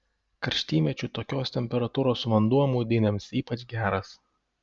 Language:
Lithuanian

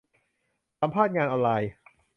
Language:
Thai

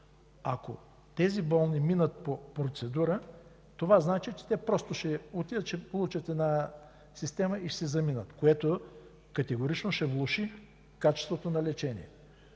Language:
Bulgarian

